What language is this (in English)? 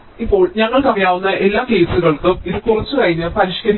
Malayalam